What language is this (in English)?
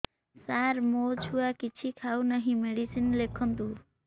Odia